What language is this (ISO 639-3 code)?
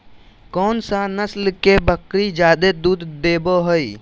mag